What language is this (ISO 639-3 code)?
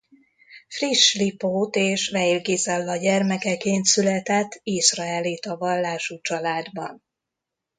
hun